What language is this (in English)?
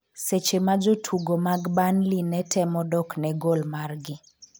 Luo (Kenya and Tanzania)